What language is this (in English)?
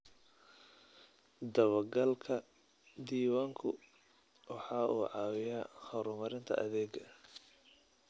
Somali